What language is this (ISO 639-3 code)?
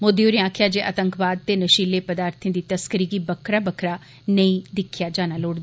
doi